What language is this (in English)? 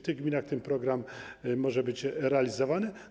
Polish